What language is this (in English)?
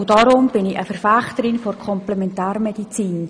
Swiss German